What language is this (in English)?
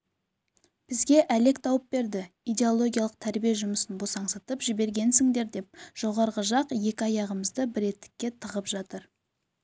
Kazakh